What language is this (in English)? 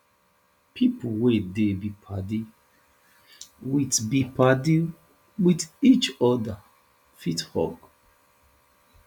Nigerian Pidgin